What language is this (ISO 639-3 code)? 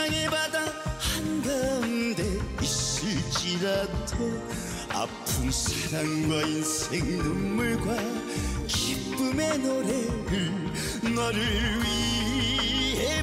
kor